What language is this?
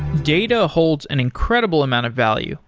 English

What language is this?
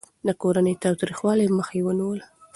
Pashto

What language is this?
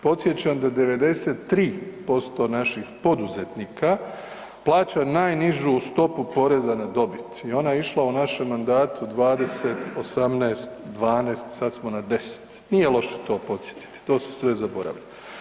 Croatian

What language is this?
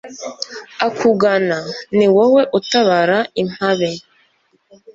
Kinyarwanda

